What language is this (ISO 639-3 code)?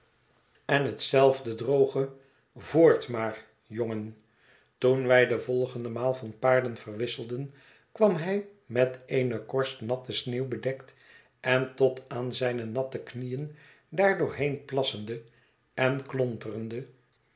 nld